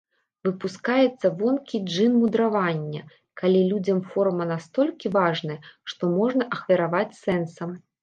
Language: Belarusian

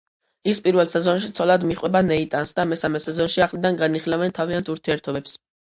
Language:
Georgian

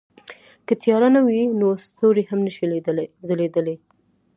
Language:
Pashto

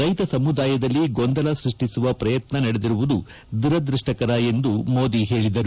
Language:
Kannada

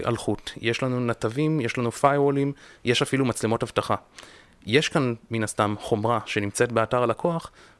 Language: Hebrew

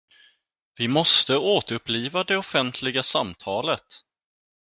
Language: Swedish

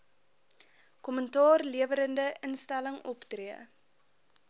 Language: Afrikaans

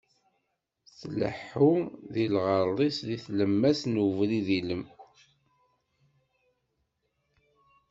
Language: Kabyle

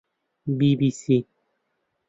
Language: Central Kurdish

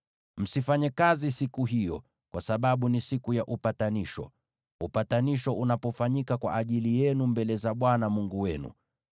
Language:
Swahili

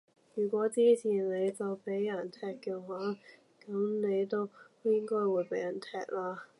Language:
Cantonese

